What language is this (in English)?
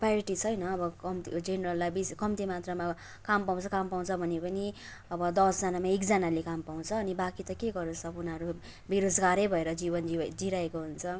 Nepali